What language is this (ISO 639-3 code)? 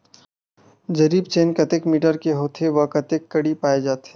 hne